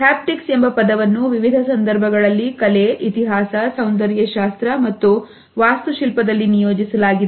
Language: Kannada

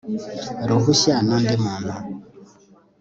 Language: Kinyarwanda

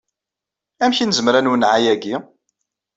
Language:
Kabyle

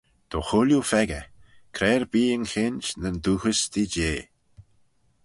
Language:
Manx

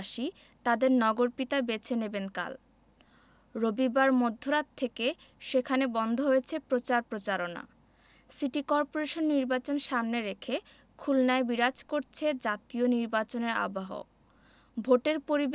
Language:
Bangla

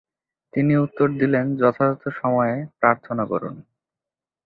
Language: Bangla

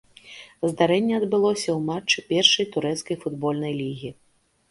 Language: Belarusian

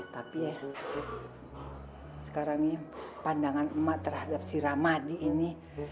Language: Indonesian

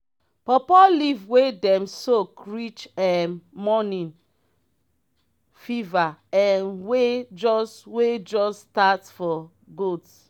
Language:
Nigerian Pidgin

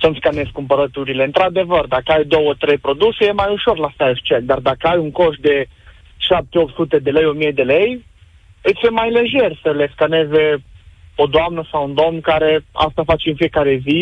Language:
Romanian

